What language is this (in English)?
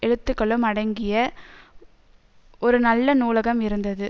Tamil